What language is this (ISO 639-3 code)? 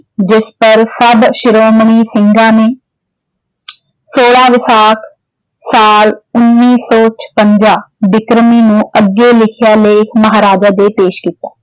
pan